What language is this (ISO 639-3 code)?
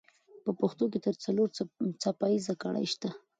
pus